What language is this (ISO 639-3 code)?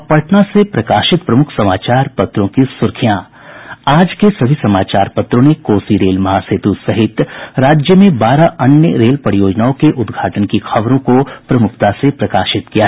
hin